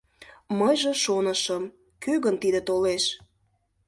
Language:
Mari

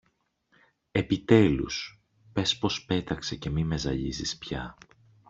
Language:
Greek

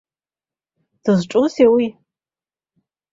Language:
Abkhazian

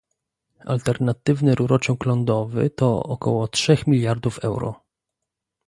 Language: Polish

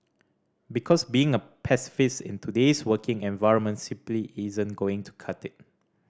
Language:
English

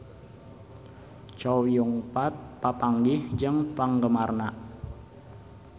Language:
Sundanese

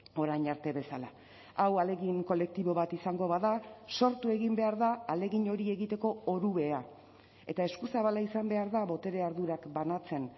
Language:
Basque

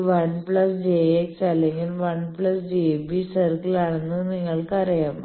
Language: Malayalam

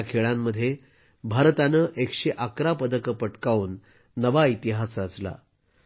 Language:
Marathi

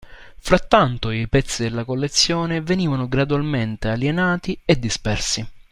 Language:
Italian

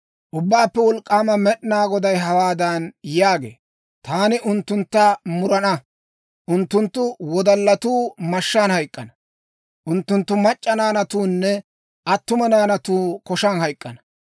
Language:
Dawro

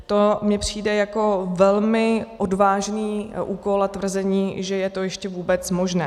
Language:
Czech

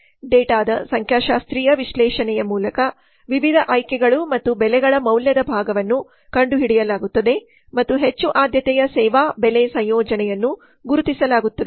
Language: Kannada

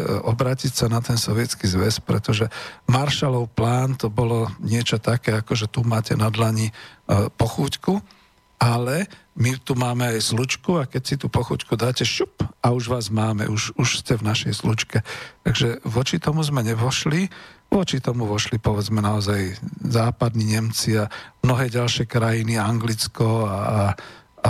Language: Slovak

